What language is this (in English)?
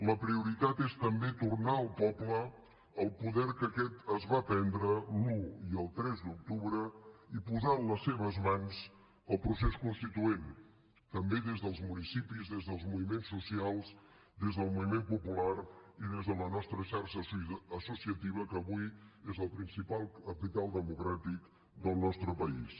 Catalan